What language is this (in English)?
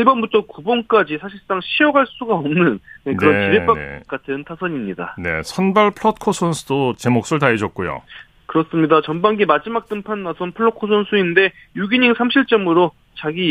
Korean